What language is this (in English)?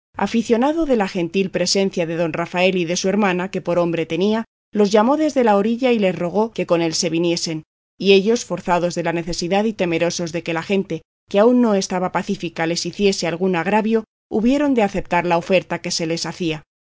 Spanish